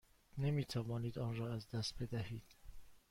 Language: Persian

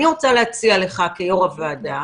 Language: Hebrew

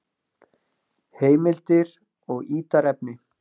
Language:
Icelandic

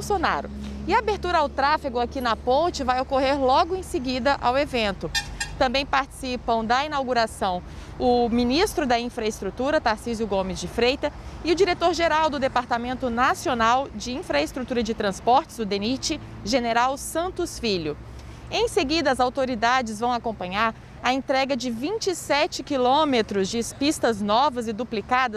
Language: Portuguese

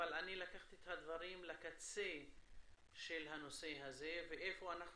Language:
Hebrew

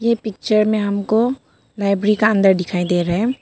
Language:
Hindi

